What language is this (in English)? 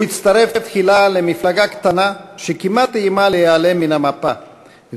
Hebrew